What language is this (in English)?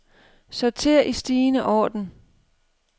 Danish